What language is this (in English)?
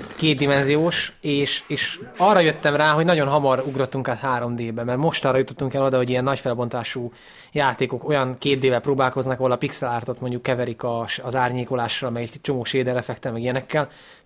Hungarian